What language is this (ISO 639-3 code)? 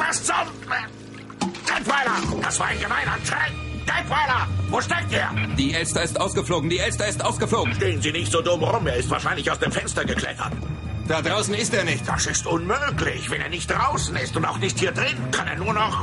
deu